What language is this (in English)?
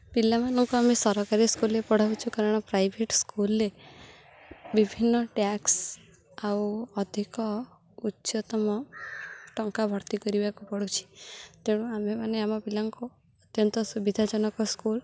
Odia